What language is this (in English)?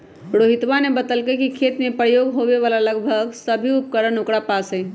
Magahi